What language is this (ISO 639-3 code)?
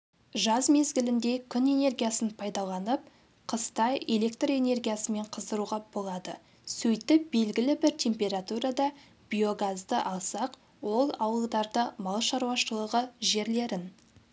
kaz